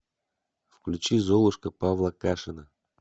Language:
Russian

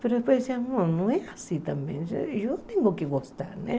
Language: Portuguese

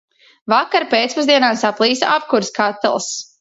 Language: Latvian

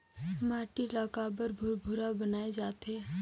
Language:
Chhattisgarhi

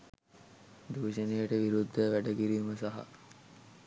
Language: Sinhala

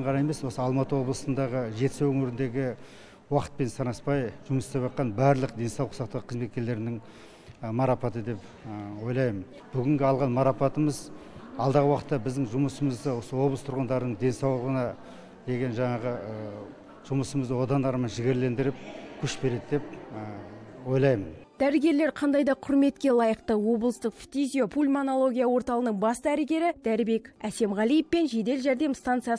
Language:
Russian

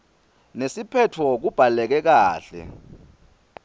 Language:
Swati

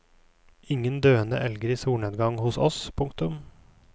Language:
Norwegian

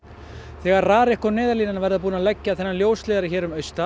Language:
Icelandic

